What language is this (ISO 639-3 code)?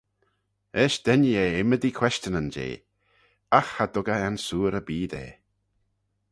glv